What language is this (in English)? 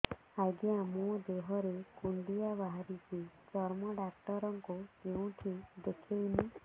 Odia